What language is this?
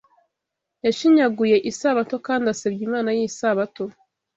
Kinyarwanda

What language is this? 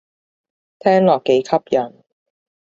Cantonese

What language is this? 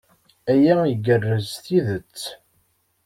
Kabyle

